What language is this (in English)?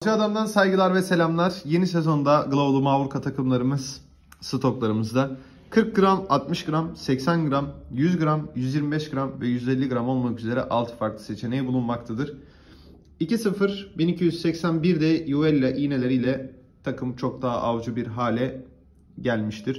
Turkish